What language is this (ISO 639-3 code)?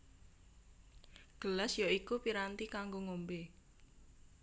jav